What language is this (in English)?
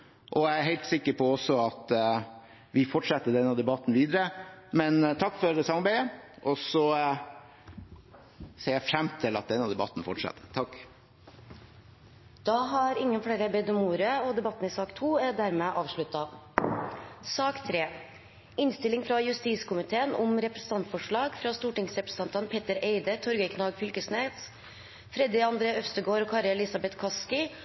Norwegian Bokmål